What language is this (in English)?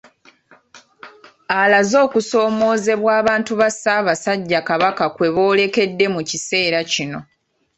Ganda